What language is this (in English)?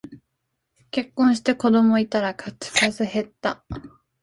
Japanese